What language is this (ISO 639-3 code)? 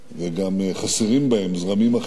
heb